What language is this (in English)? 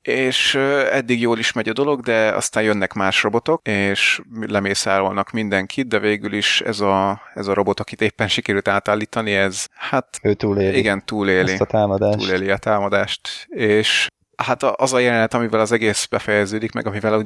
Hungarian